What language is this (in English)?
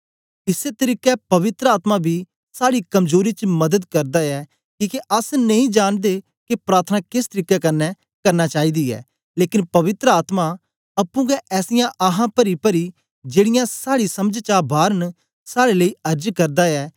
Dogri